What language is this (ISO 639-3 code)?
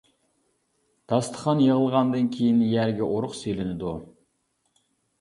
uig